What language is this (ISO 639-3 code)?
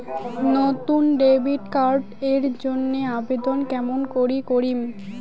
ben